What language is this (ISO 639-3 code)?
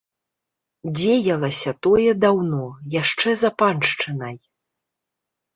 bel